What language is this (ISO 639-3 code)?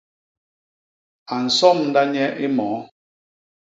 bas